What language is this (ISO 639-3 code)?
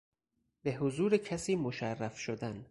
fas